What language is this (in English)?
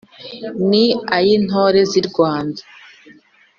Kinyarwanda